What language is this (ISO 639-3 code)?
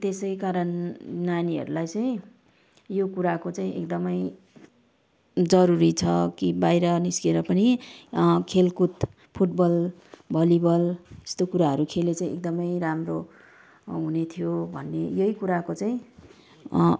nep